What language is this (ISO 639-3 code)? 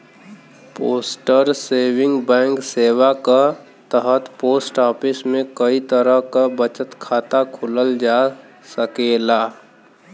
bho